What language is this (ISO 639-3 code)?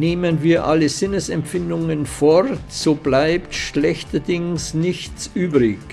deu